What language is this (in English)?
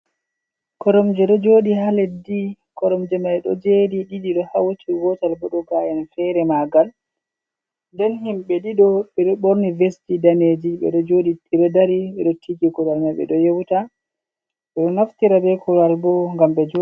Fula